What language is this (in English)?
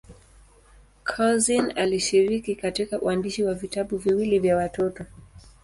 Swahili